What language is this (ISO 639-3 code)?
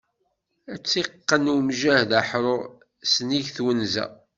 kab